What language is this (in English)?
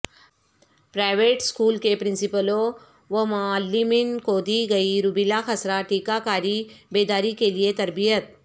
Urdu